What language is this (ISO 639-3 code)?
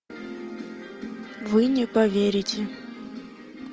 rus